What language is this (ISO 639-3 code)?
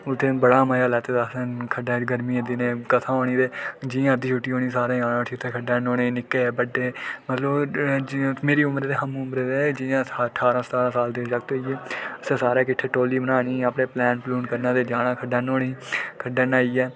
doi